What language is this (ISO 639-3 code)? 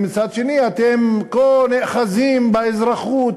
heb